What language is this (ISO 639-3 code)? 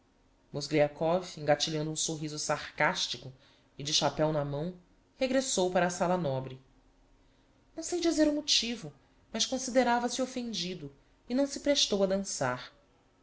por